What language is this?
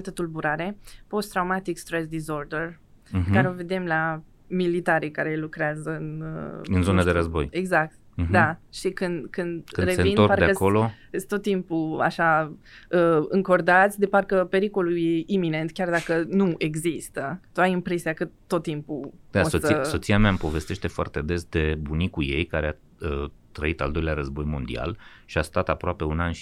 Romanian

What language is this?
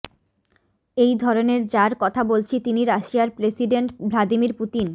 Bangla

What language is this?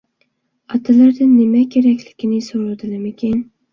Uyghur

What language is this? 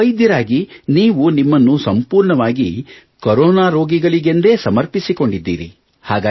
Kannada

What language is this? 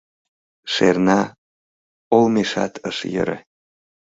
Mari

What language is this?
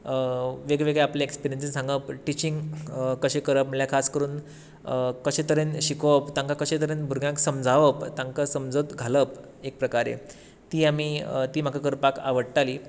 Konkani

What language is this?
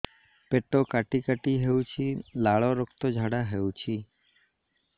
Odia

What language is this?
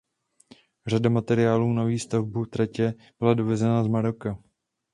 Czech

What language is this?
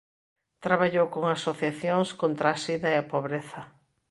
Galician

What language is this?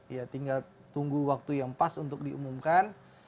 Indonesian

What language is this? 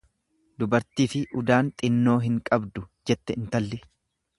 Oromo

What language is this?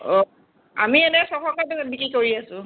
Assamese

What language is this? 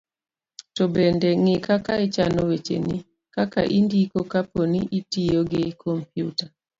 Luo (Kenya and Tanzania)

